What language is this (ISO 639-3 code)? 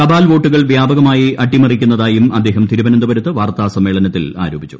mal